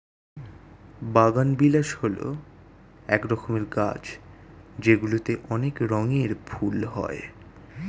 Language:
Bangla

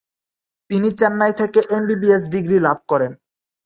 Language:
Bangla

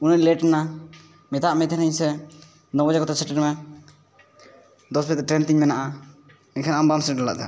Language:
Santali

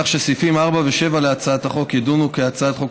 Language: Hebrew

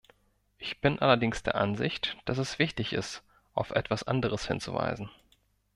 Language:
German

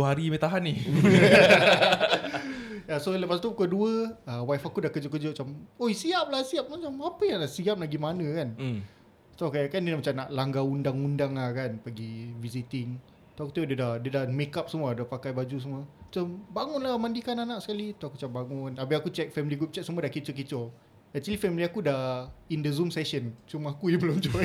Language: Malay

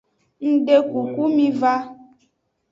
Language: Aja (Benin)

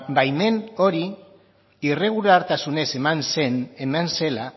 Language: Basque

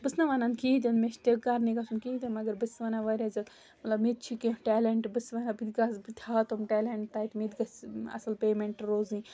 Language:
Kashmiri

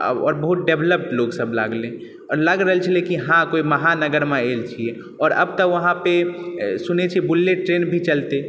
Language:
Maithili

